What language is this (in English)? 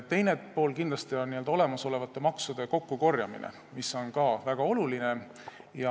Estonian